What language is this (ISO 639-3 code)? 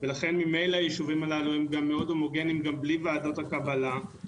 heb